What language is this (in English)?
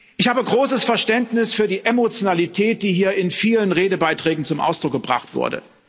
German